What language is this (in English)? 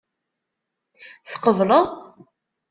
Kabyle